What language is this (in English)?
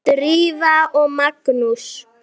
Icelandic